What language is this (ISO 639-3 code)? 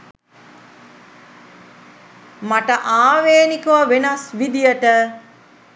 sin